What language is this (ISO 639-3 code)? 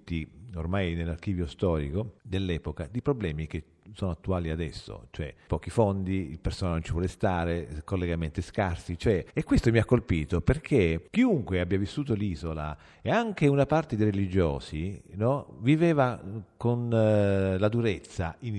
ita